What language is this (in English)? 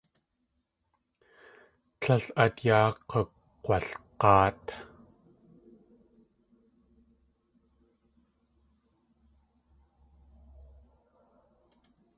Tlingit